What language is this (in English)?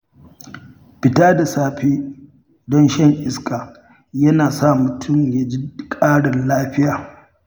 Hausa